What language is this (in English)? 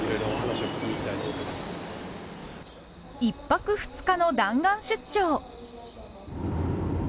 Japanese